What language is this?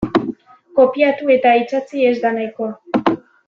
Basque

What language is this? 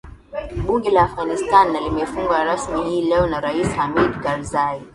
Swahili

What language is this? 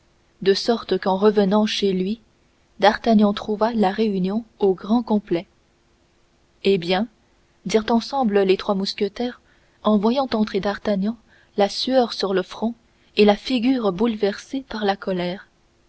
French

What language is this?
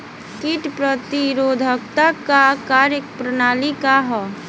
Bhojpuri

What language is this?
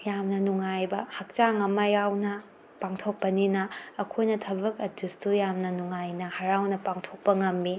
Manipuri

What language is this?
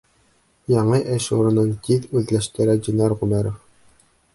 Bashkir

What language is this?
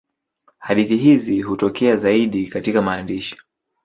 Swahili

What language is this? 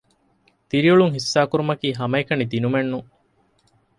Divehi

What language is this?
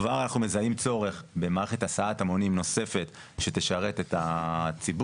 Hebrew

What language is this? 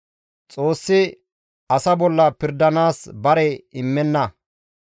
Gamo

